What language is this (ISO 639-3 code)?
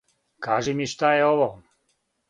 srp